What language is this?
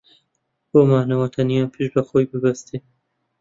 Central Kurdish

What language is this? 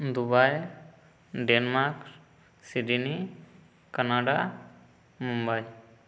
Santali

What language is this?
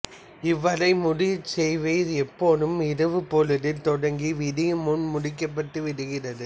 Tamil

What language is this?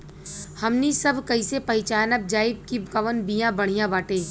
Bhojpuri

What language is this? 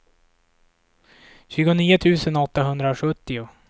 Swedish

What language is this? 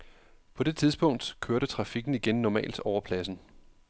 Danish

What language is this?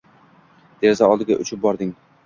Uzbek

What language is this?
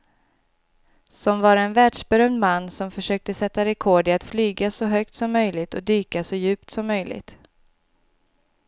Swedish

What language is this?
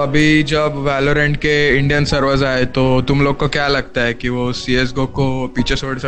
Hindi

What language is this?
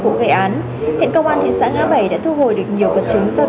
Vietnamese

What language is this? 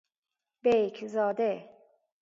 Persian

